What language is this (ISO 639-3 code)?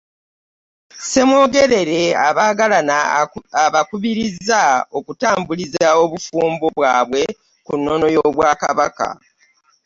lug